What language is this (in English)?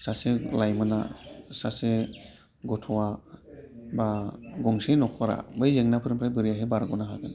Bodo